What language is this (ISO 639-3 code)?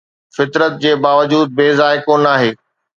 snd